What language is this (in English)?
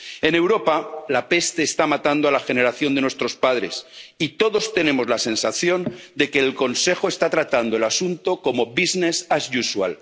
Spanish